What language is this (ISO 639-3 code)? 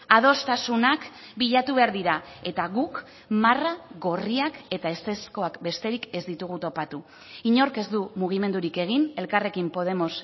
eus